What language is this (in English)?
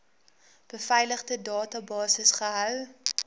Afrikaans